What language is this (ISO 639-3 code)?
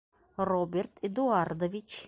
bak